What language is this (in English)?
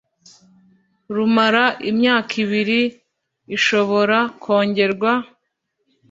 Kinyarwanda